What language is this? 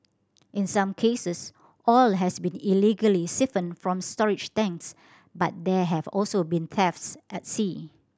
English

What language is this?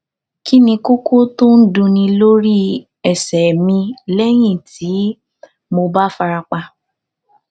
Yoruba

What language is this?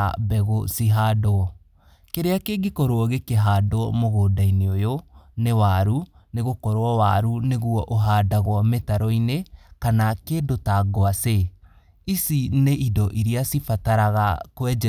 Kikuyu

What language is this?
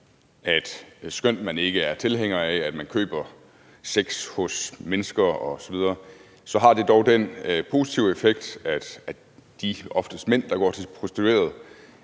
Danish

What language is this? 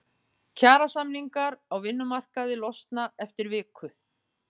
Icelandic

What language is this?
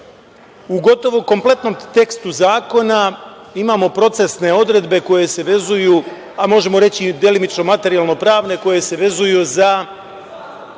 Serbian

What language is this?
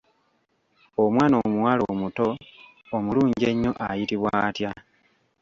Ganda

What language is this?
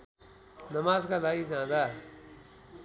Nepali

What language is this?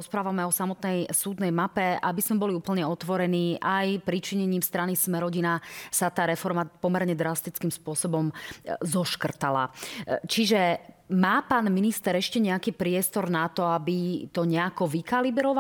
Slovak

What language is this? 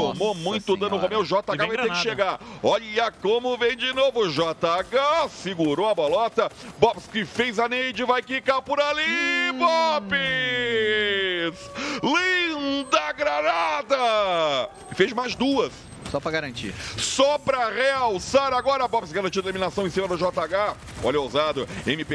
Portuguese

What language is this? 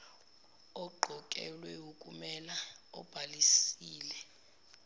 Zulu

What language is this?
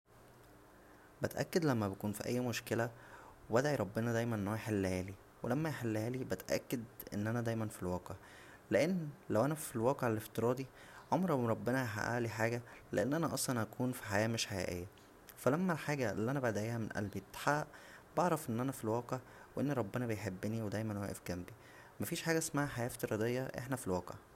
Egyptian Arabic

